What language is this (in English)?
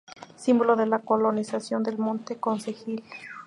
Spanish